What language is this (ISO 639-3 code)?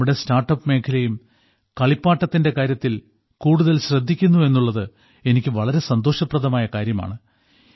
mal